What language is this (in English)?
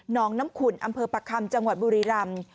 Thai